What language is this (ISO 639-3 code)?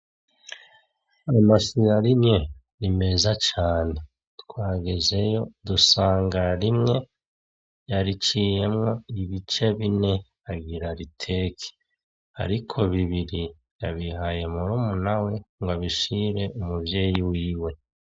run